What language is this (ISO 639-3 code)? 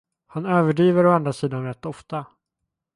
swe